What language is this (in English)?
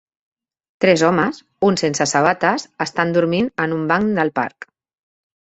Catalan